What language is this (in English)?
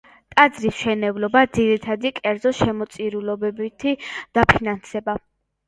Georgian